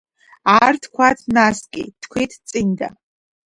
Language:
Georgian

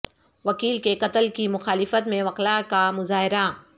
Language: Urdu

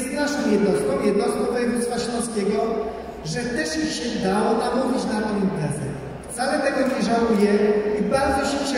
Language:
Polish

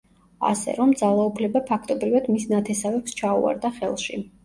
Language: Georgian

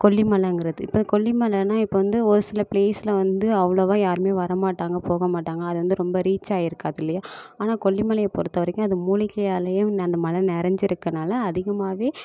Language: Tamil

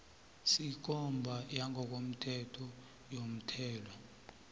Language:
South Ndebele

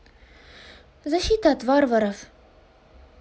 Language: Russian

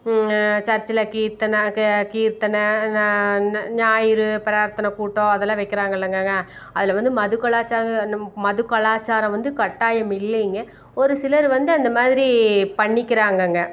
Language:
Tamil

